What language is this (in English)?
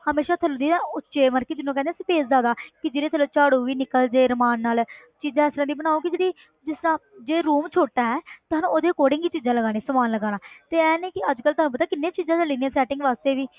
Punjabi